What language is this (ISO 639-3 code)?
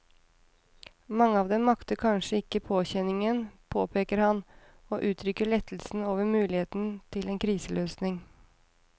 nor